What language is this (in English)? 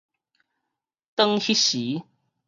Min Nan Chinese